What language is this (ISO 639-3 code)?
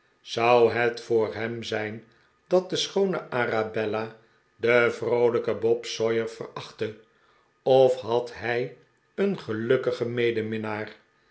nld